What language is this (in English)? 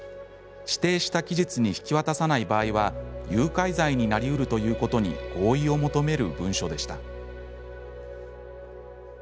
Japanese